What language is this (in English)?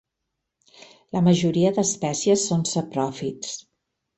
Catalan